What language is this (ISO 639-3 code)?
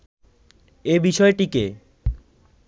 ben